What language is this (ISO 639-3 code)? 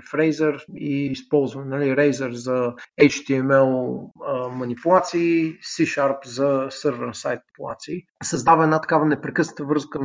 bul